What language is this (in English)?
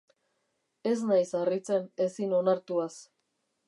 Basque